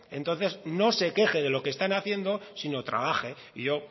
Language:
Spanish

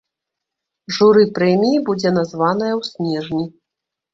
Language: Belarusian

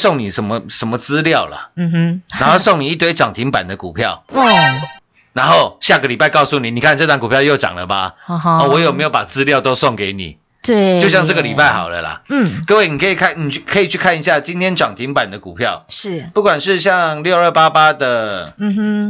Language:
Chinese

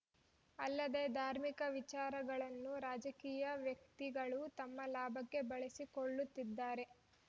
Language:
Kannada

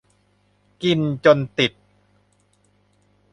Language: Thai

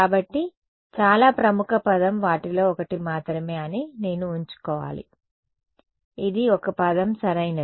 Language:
Telugu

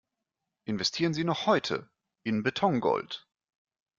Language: German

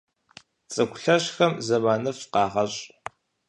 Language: Kabardian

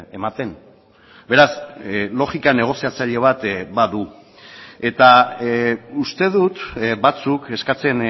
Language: Basque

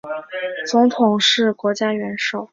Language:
Chinese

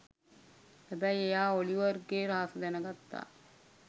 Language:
Sinhala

